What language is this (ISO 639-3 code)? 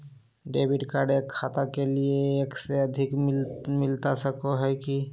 mag